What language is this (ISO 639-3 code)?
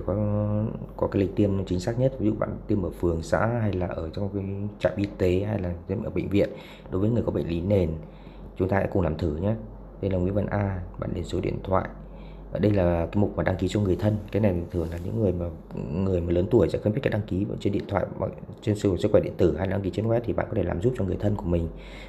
vie